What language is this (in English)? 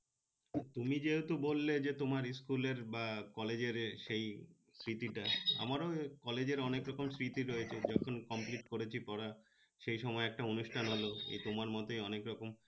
Bangla